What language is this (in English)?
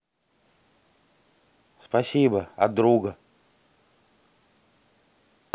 Russian